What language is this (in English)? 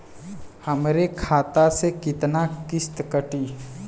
Bhojpuri